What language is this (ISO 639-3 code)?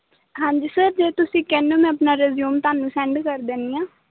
pan